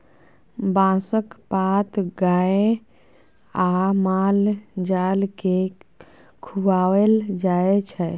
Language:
Maithili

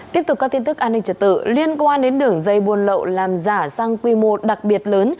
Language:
Vietnamese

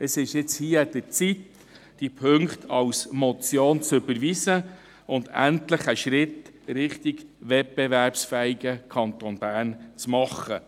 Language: Swiss German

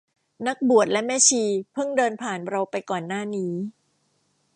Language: Thai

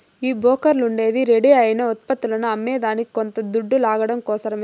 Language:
Telugu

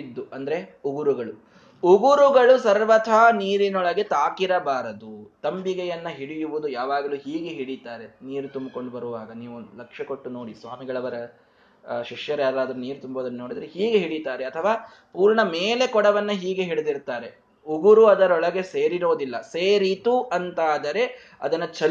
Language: Kannada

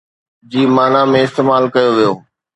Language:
Sindhi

